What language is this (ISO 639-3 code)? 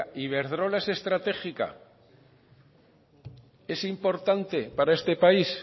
spa